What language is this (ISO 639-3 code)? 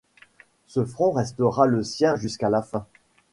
fra